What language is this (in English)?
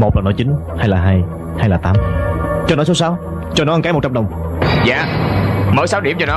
Vietnamese